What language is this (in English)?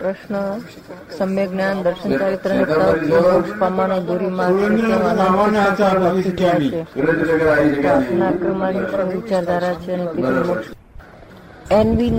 Gujarati